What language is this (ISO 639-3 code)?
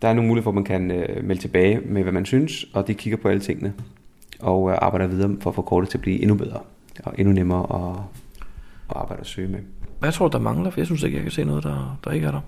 dan